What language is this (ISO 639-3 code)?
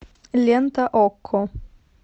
rus